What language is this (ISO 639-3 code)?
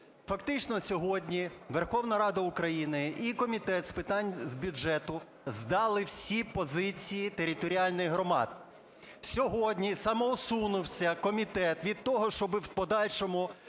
ukr